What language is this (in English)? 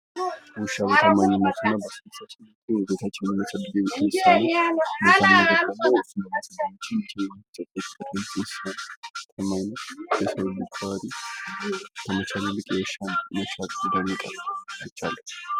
Amharic